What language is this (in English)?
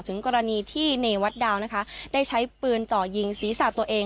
Thai